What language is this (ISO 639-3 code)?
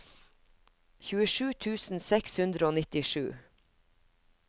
nor